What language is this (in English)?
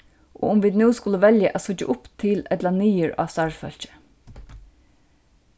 Faroese